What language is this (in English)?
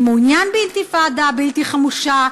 Hebrew